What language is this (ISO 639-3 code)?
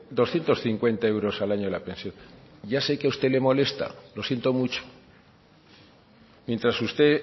spa